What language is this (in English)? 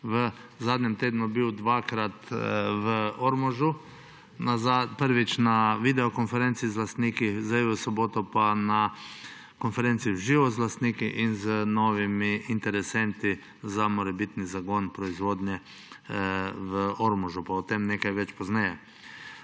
Slovenian